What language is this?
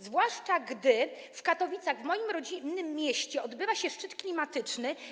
Polish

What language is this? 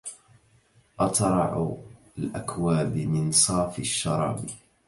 Arabic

